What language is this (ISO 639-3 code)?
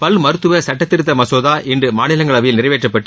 tam